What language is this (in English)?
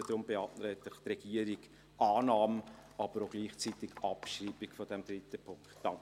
Swiss German